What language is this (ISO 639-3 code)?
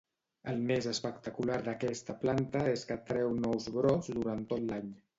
cat